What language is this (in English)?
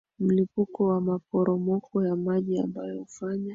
Swahili